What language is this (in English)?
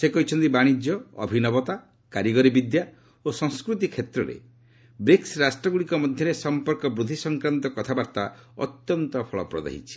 Odia